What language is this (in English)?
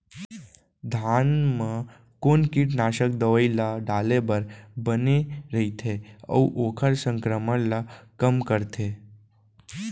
Chhattisgarhi